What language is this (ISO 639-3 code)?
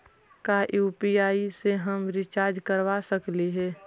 mag